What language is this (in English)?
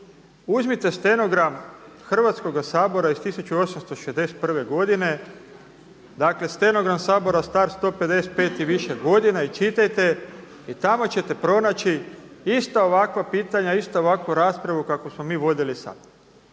Croatian